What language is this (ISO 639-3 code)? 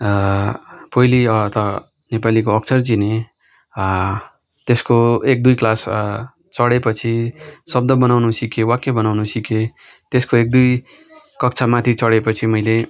nep